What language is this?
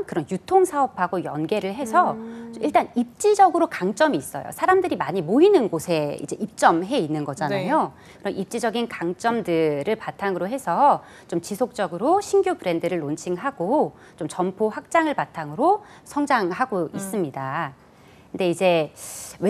Korean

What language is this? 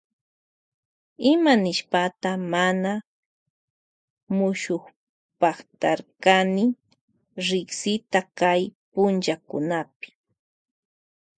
Loja Highland Quichua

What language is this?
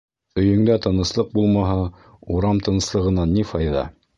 Bashkir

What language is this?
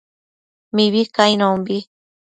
Matsés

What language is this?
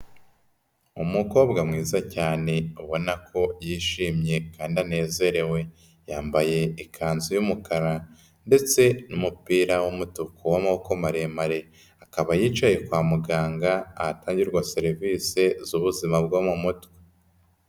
Kinyarwanda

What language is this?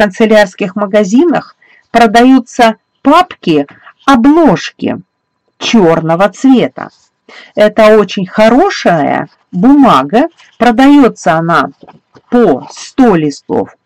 Russian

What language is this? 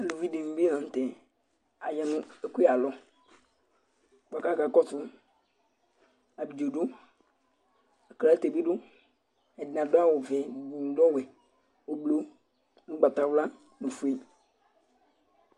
Ikposo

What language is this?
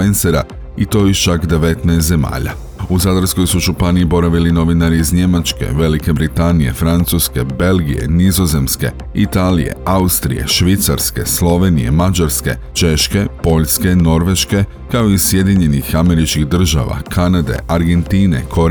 Croatian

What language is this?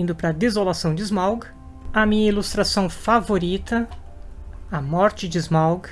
Portuguese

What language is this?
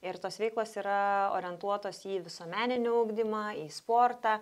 Lithuanian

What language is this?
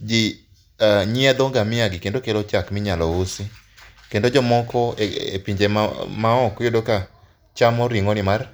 Luo (Kenya and Tanzania)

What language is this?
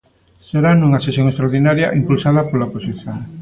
Galician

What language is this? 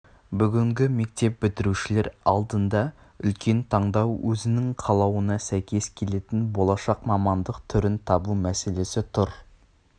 Kazakh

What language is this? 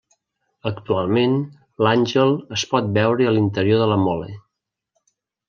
Catalan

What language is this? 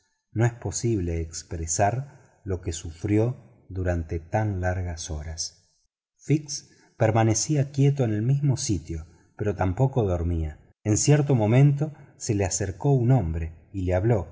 Spanish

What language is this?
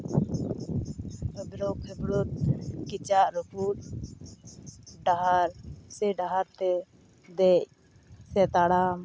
Santali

